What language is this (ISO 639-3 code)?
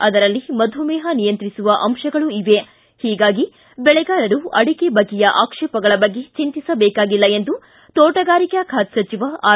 kan